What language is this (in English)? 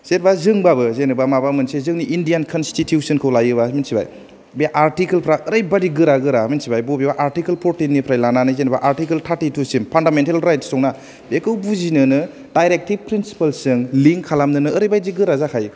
Bodo